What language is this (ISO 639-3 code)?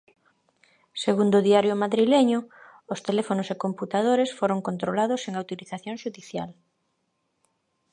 glg